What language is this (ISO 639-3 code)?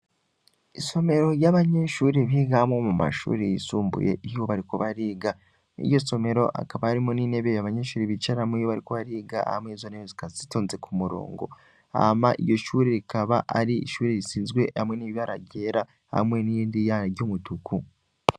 run